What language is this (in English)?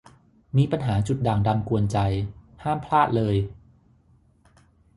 Thai